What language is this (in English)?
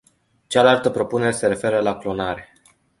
Romanian